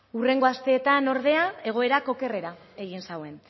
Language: Basque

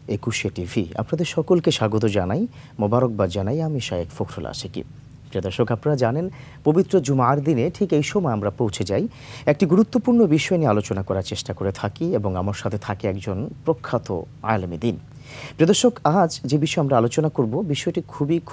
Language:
Arabic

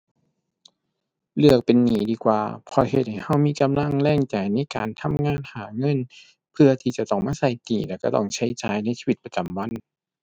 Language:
Thai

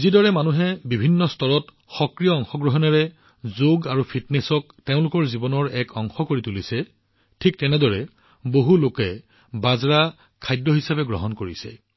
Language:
Assamese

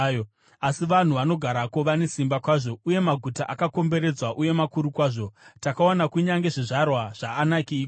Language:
Shona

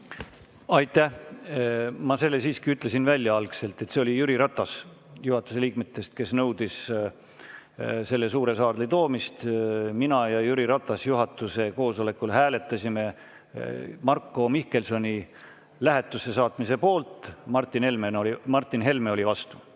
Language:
Estonian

